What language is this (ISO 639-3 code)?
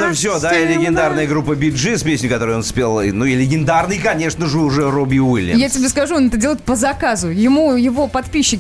rus